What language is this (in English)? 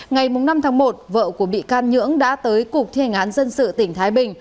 Vietnamese